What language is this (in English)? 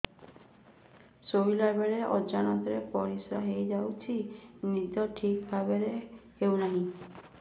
Odia